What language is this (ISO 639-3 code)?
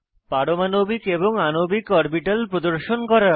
ben